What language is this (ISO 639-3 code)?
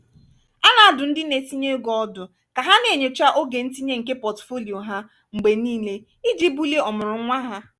ibo